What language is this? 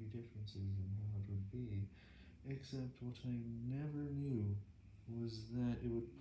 English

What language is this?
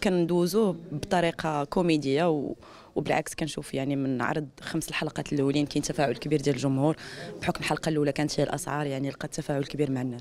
Arabic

